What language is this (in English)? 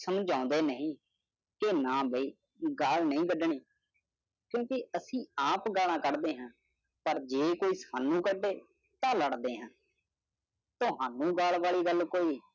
Punjabi